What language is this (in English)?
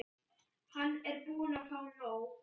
Icelandic